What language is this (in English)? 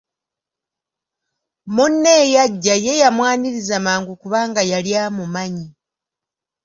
Ganda